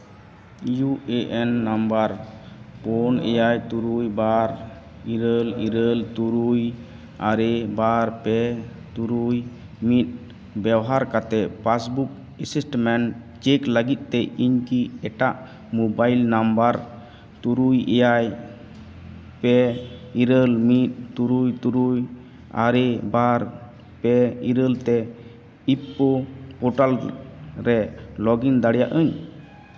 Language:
Santali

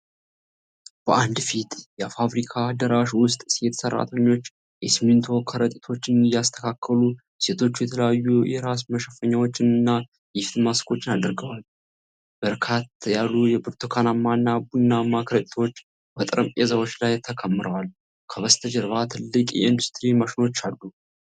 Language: Amharic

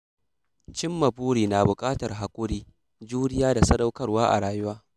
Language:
Hausa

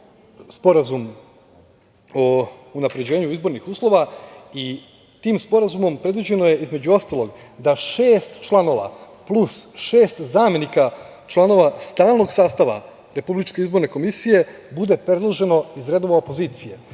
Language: Serbian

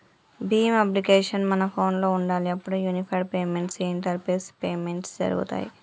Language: Telugu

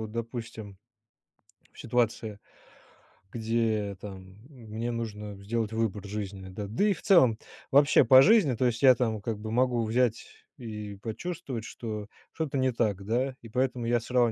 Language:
Russian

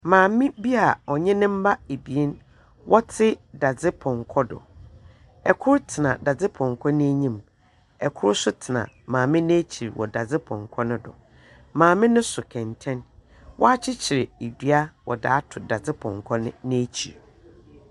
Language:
Akan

